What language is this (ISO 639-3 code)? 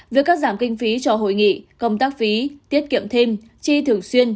vie